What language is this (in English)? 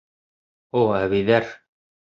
Bashkir